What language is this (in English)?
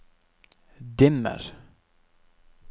Norwegian